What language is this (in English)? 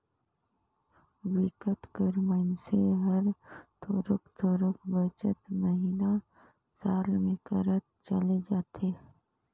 Chhattisgarhi